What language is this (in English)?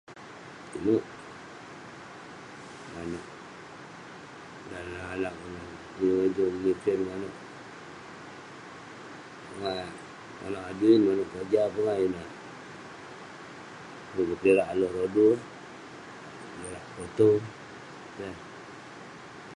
Western Penan